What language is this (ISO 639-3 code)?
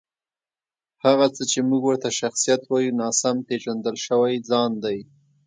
pus